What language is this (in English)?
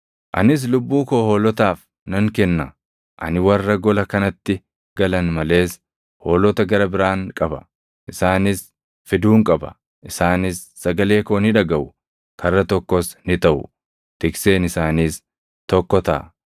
Oromo